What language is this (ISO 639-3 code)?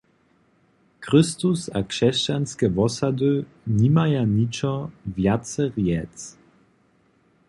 hsb